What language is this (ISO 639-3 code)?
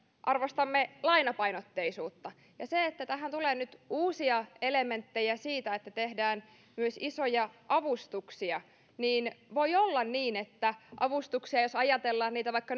fin